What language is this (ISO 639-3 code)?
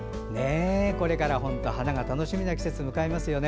jpn